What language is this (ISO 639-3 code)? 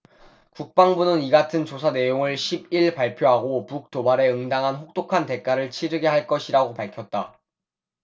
kor